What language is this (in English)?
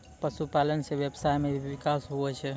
Maithili